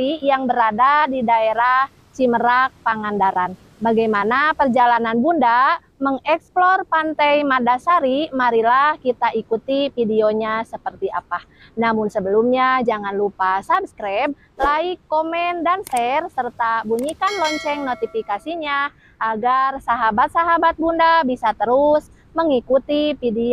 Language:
Indonesian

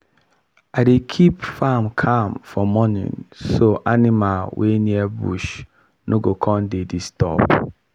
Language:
Nigerian Pidgin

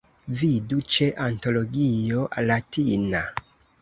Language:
Esperanto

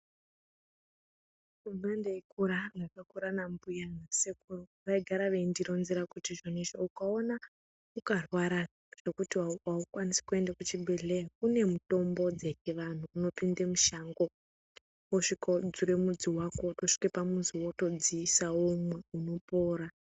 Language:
Ndau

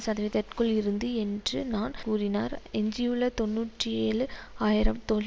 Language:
Tamil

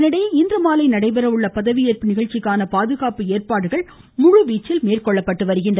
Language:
Tamil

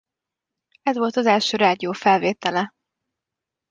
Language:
Hungarian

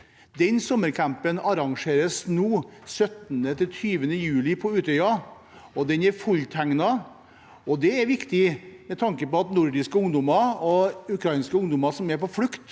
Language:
Norwegian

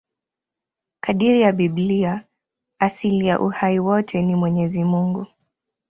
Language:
Swahili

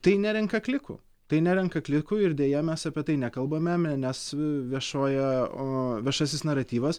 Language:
Lithuanian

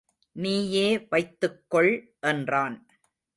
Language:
Tamil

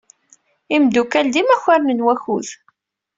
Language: Kabyle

